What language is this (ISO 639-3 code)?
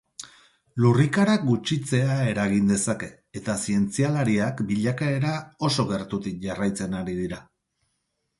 eus